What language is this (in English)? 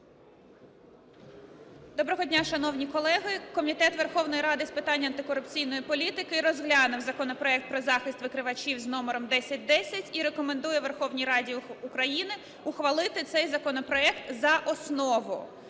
Ukrainian